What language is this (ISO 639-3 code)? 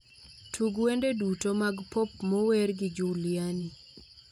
luo